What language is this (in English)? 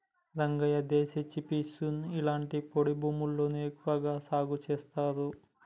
Telugu